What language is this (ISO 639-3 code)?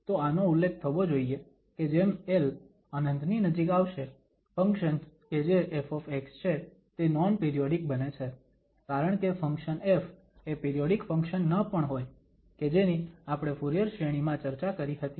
guj